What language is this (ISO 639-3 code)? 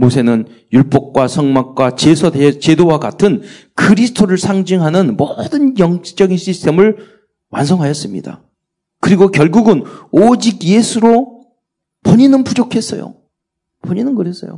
kor